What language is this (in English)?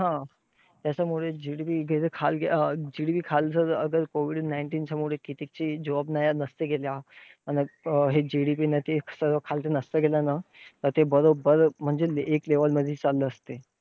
Marathi